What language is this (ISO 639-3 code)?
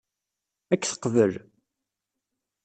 kab